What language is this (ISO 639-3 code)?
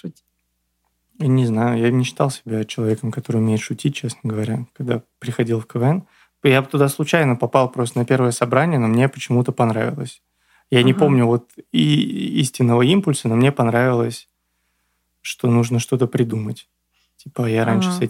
rus